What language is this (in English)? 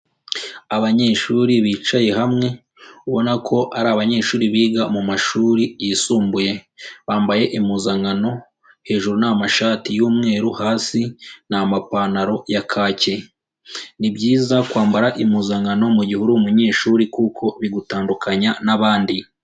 Kinyarwanda